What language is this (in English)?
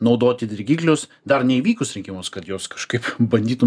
Lithuanian